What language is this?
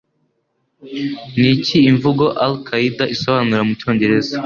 Kinyarwanda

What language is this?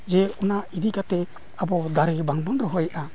Santali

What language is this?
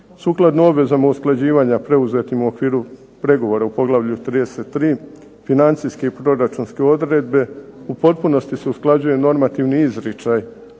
Croatian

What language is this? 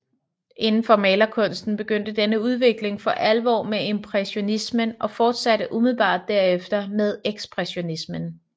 Danish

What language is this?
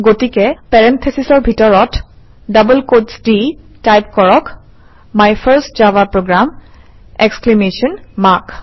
Assamese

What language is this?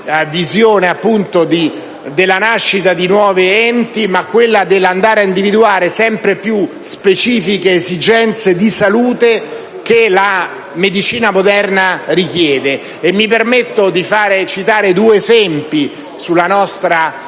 Italian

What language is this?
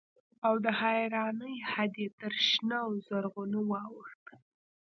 Pashto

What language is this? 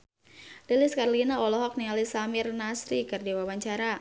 Sundanese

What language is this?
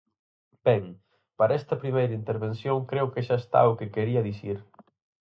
Galician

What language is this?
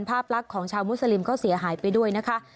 Thai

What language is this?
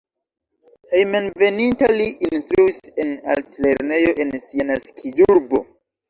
Esperanto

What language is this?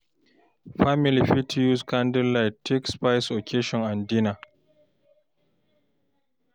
Nigerian Pidgin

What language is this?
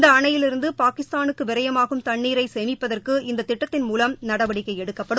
Tamil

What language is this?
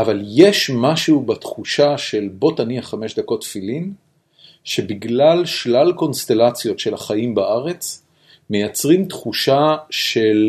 Hebrew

